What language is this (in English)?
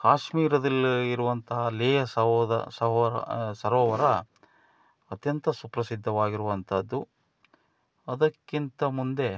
Kannada